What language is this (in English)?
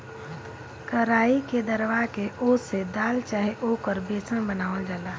Bhojpuri